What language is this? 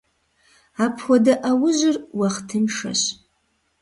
Kabardian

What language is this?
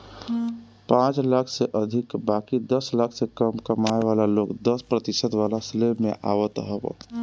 Bhojpuri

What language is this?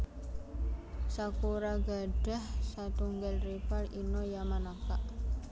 Javanese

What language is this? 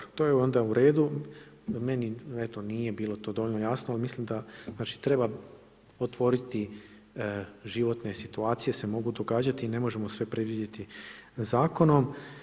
Croatian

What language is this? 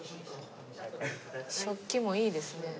Japanese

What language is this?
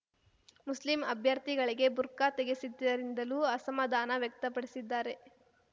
Kannada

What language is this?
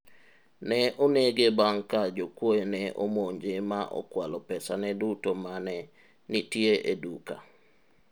Luo (Kenya and Tanzania)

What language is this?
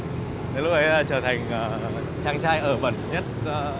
Vietnamese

